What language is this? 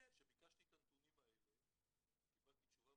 Hebrew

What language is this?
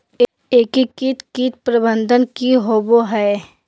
Magahi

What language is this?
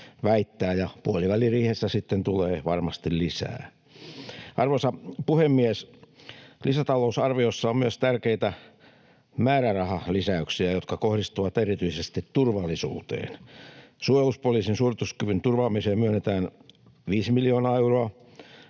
Finnish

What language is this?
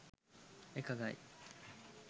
Sinhala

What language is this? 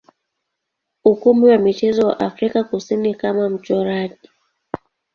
Swahili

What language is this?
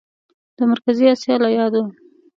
Pashto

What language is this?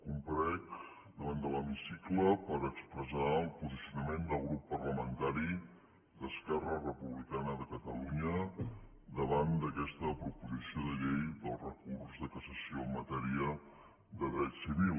Catalan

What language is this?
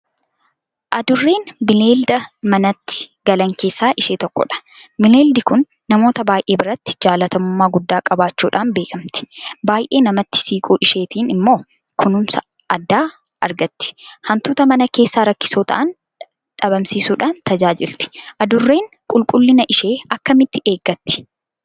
Oromo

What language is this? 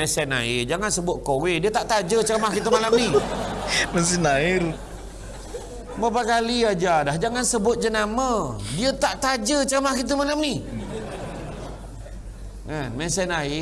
Malay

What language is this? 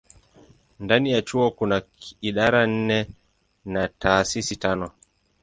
Swahili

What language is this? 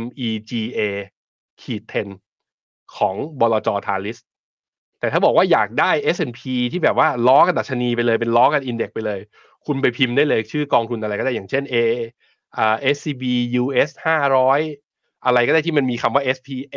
Thai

